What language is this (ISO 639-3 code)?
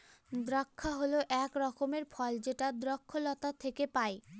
ben